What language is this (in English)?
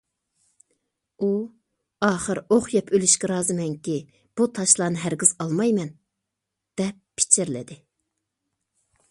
Uyghur